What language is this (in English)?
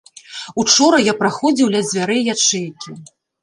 Belarusian